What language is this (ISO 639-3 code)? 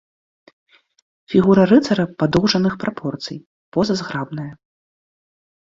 bel